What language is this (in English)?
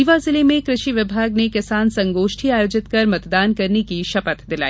Hindi